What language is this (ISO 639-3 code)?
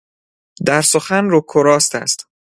fas